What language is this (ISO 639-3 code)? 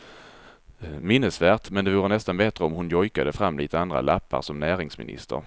swe